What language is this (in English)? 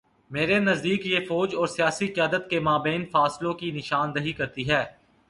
Urdu